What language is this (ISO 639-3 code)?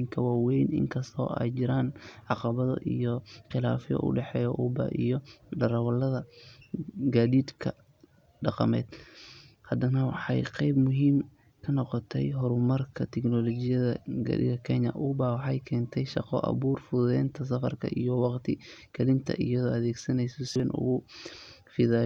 som